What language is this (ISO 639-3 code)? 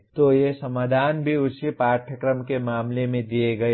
hin